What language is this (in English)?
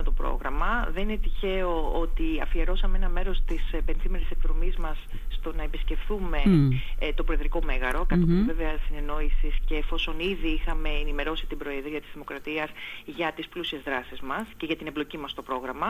Greek